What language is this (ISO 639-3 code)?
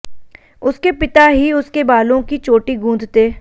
hin